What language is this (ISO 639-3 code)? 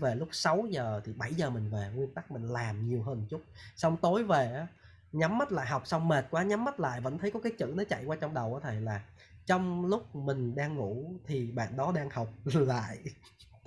vie